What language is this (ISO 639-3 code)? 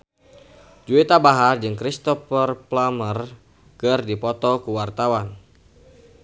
sun